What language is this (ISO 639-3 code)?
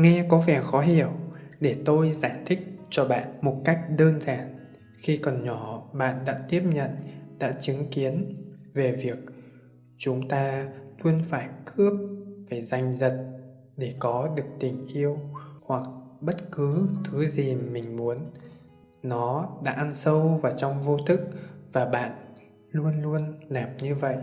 vie